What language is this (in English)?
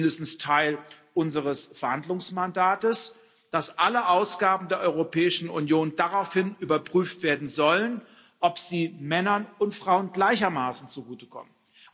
German